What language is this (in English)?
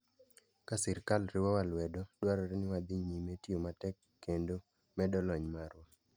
Luo (Kenya and Tanzania)